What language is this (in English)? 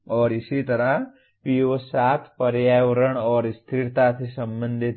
Hindi